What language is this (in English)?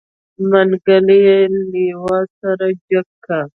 Pashto